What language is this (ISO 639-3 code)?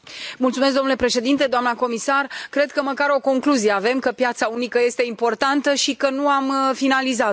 ron